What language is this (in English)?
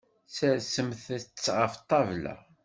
Kabyle